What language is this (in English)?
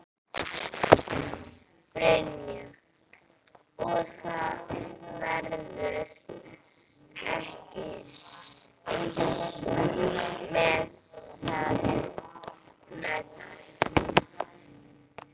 Icelandic